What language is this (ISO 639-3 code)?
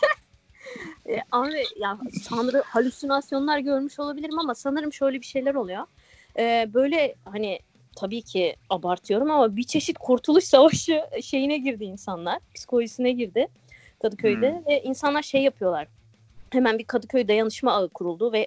tur